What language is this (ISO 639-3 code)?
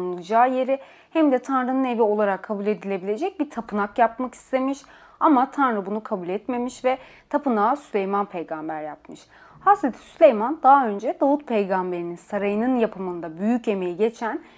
tur